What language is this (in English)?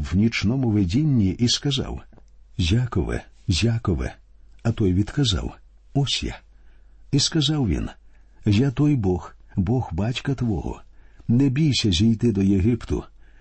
Ukrainian